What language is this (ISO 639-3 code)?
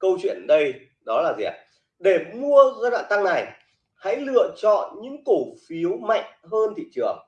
vie